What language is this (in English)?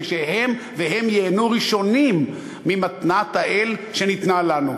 Hebrew